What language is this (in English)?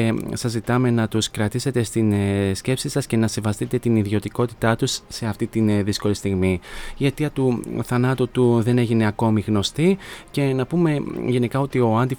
Greek